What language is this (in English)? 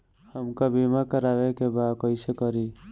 Bhojpuri